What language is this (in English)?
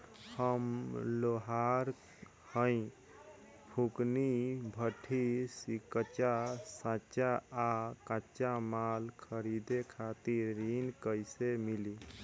Bhojpuri